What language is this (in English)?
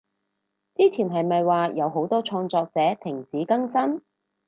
Cantonese